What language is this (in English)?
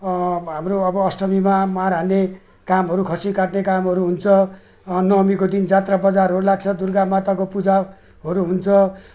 Nepali